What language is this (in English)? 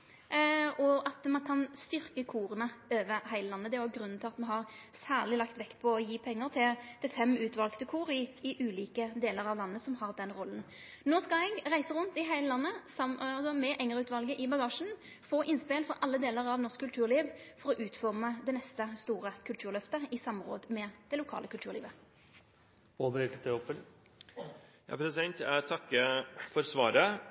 Norwegian